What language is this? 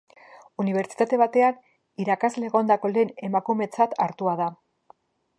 Basque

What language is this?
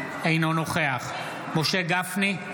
Hebrew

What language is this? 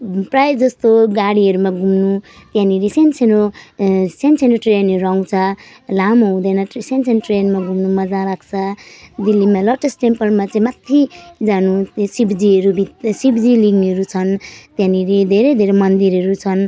Nepali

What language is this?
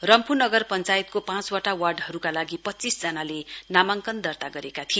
Nepali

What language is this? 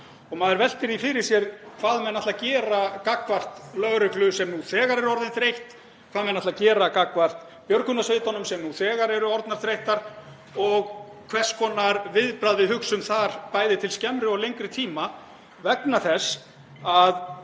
Icelandic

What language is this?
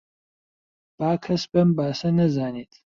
Central Kurdish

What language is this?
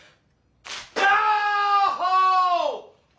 Japanese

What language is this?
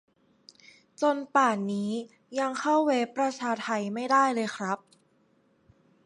Thai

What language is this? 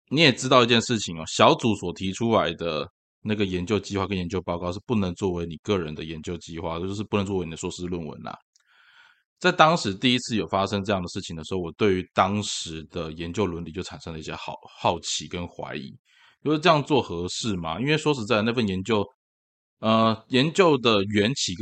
Chinese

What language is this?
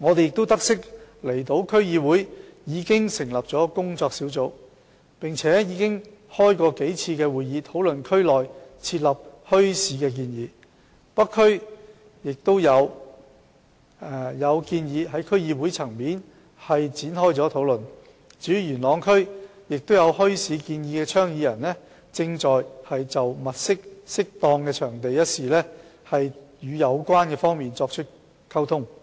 Cantonese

